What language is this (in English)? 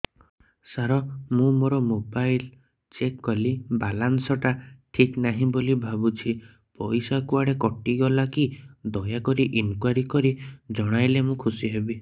Odia